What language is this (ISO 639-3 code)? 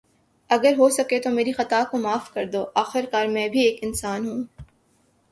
urd